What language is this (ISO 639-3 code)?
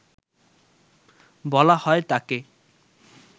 ben